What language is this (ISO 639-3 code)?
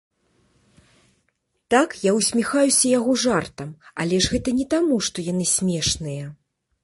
bel